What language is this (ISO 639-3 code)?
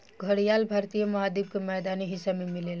bho